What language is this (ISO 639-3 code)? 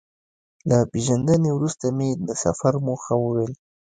pus